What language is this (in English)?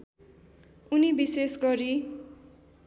Nepali